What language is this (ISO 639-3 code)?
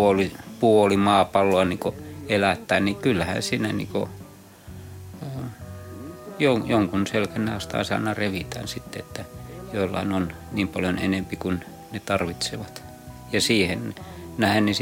fin